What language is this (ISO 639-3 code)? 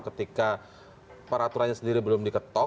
ind